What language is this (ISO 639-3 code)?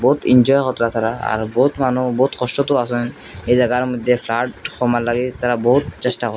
ben